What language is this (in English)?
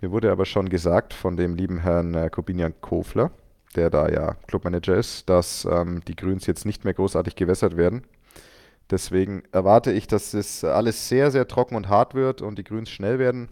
German